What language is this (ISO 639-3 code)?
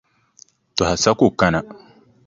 dag